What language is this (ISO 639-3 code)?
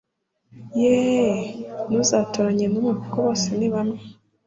kin